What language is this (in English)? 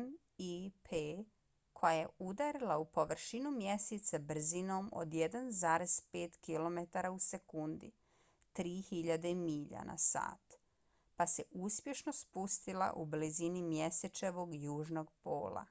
Bosnian